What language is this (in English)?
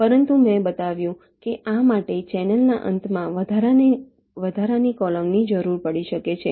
Gujarati